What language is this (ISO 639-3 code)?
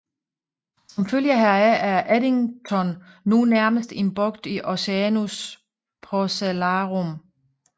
dan